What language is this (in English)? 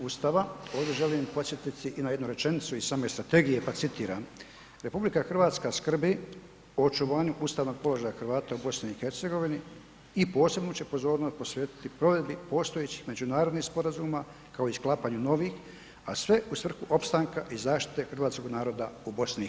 Croatian